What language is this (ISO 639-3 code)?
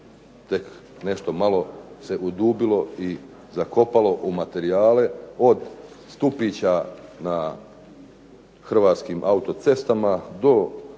hrv